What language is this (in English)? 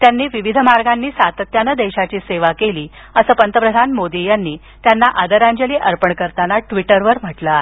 Marathi